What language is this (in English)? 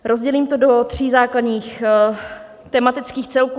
Czech